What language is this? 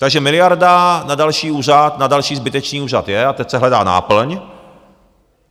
Czech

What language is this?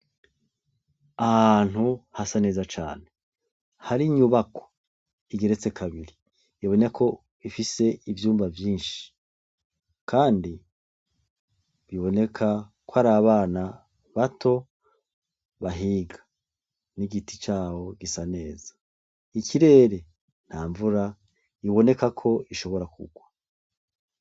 Rundi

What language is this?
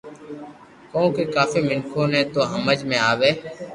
Loarki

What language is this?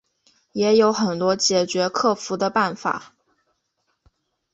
Chinese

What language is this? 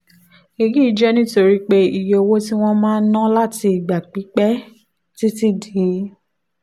Yoruba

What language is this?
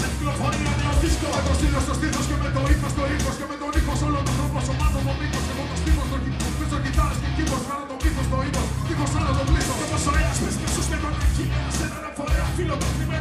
Greek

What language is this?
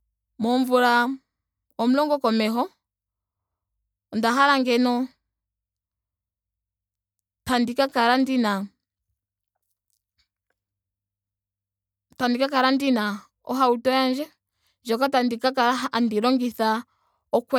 Ndonga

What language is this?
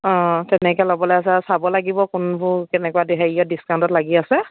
Assamese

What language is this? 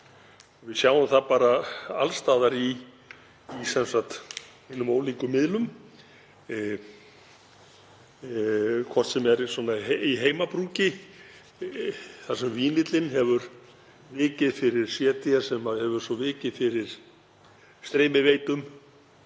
Icelandic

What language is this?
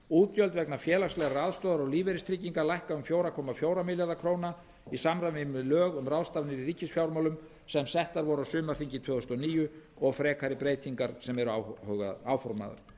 Icelandic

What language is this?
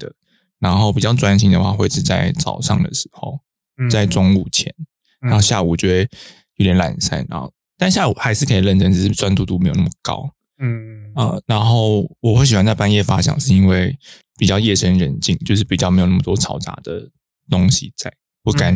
Chinese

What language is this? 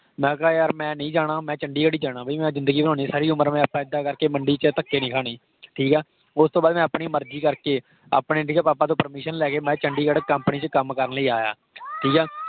Punjabi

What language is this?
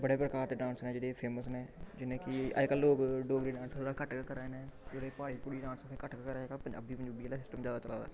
Dogri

